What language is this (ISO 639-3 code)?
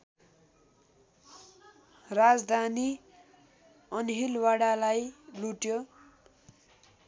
nep